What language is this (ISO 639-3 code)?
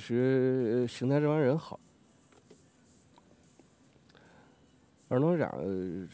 zho